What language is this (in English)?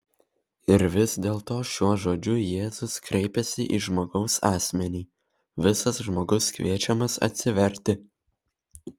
Lithuanian